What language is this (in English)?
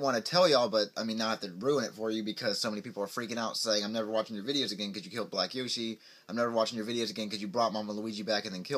English